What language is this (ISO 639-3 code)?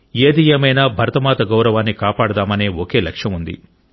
tel